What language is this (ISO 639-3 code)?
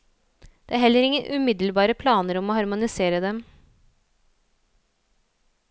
nor